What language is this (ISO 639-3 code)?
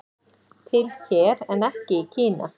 isl